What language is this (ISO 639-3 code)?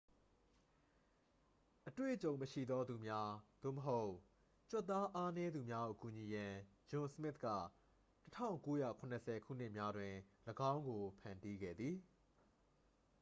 mya